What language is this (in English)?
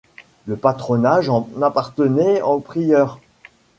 French